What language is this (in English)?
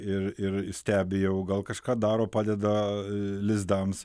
Lithuanian